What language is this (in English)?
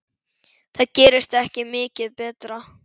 Icelandic